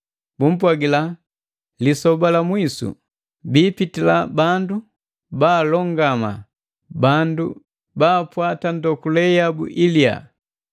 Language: Matengo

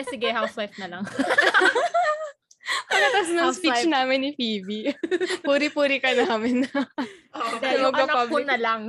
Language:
Filipino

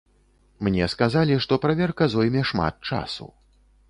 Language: Belarusian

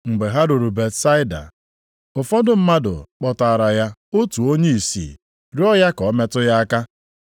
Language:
Igbo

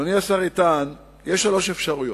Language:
Hebrew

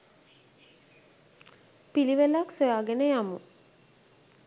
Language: Sinhala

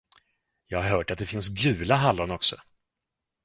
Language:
Swedish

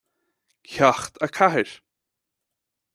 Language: Irish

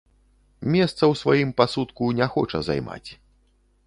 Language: Belarusian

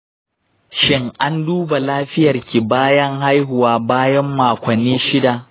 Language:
Hausa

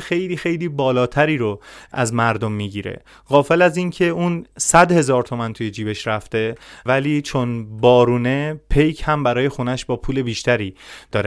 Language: Persian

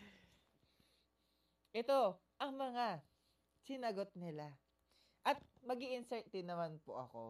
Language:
Filipino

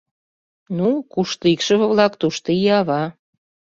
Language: Mari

